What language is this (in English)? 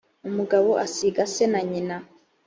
Kinyarwanda